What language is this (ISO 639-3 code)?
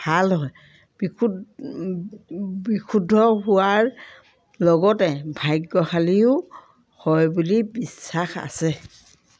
asm